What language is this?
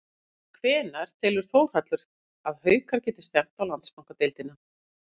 Icelandic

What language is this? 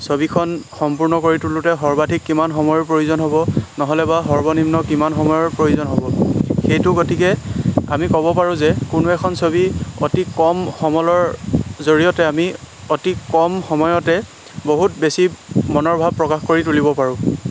Assamese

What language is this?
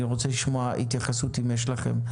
Hebrew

